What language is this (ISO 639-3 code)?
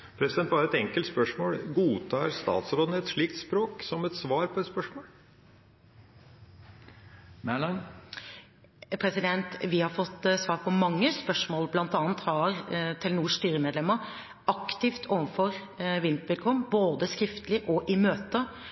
nor